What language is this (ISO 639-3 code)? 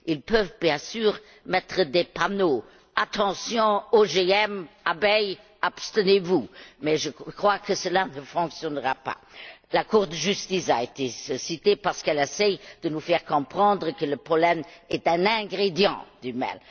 fra